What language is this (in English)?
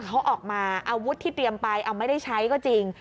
Thai